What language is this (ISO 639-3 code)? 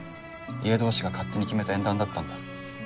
jpn